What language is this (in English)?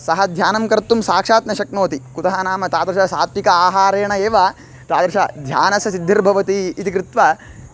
Sanskrit